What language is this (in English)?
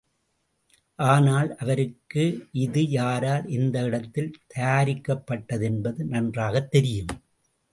Tamil